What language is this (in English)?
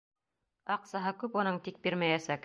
Bashkir